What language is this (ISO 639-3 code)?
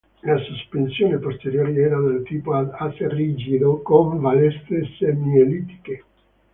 ita